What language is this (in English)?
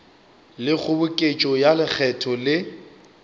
Northern Sotho